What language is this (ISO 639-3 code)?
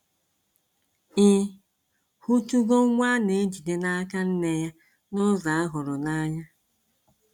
ibo